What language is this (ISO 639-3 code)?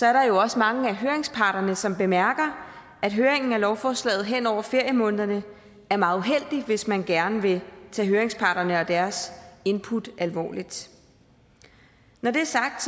dan